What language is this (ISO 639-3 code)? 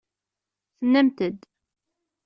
kab